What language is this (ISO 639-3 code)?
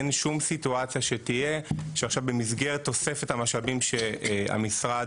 heb